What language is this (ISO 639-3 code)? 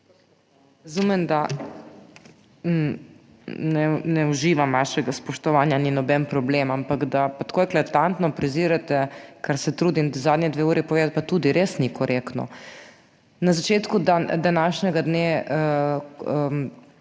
slv